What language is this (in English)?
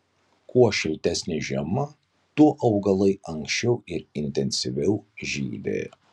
Lithuanian